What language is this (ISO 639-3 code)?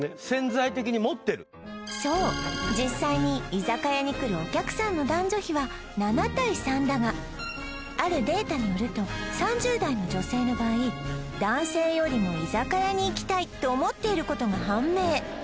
jpn